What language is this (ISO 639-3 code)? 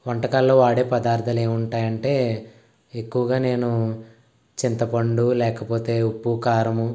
tel